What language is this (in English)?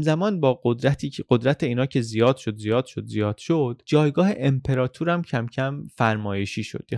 Persian